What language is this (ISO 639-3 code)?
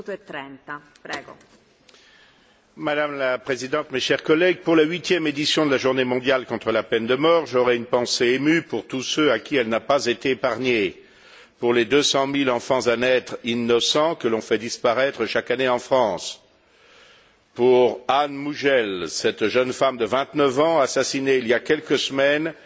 fra